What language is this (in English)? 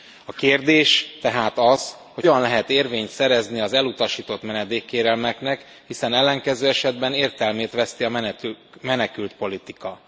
Hungarian